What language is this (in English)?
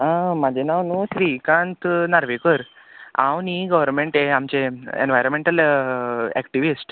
Konkani